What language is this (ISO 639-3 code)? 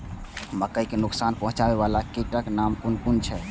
mai